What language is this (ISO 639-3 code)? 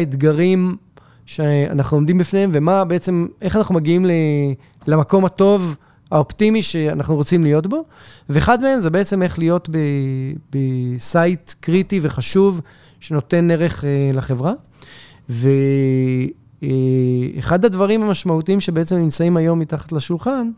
heb